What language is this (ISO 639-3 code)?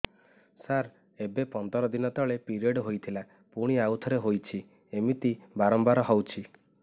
ori